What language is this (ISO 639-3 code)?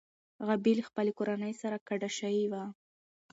pus